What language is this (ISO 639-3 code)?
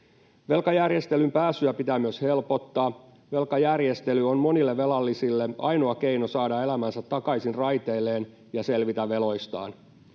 fin